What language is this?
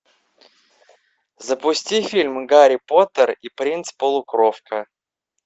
Russian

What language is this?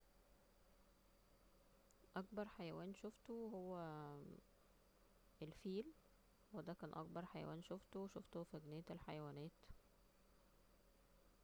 Egyptian Arabic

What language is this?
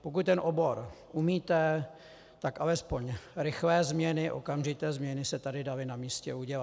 Czech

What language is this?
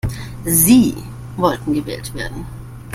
German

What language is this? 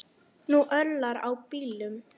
Icelandic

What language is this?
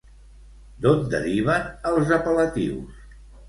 Catalan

